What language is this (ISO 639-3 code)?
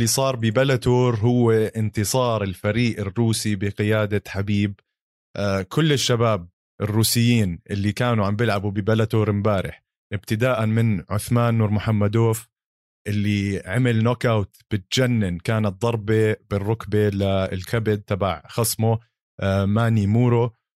ara